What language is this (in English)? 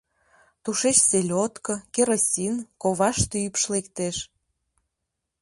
Mari